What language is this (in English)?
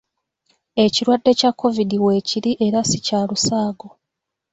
Ganda